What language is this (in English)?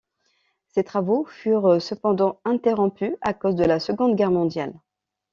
French